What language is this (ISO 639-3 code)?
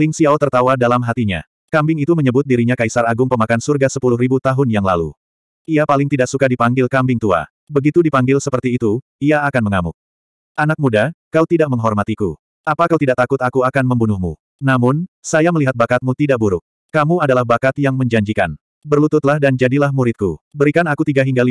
ind